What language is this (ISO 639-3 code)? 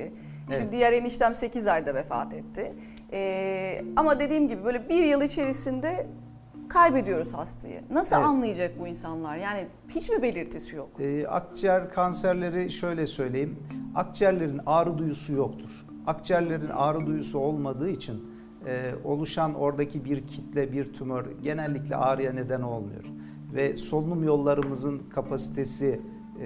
tur